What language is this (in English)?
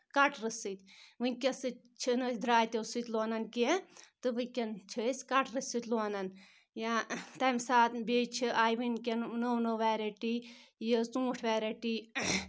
Kashmiri